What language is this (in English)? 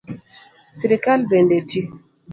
Luo (Kenya and Tanzania)